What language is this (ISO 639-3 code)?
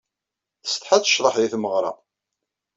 kab